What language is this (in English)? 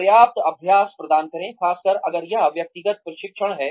Hindi